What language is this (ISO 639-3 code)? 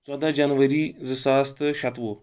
kas